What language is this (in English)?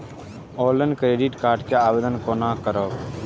Maithili